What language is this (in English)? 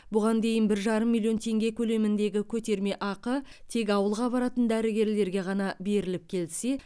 Kazakh